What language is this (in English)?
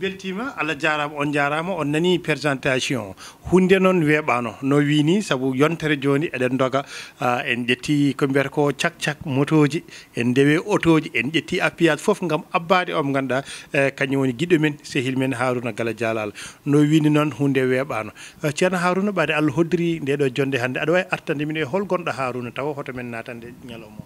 French